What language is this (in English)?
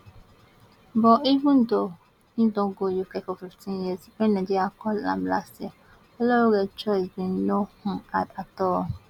Nigerian Pidgin